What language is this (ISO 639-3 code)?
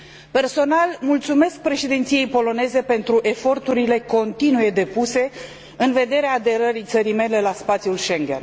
ron